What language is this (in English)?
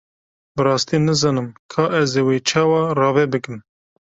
Kurdish